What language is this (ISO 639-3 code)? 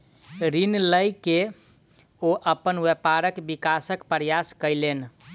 mai